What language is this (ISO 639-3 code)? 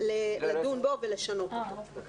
heb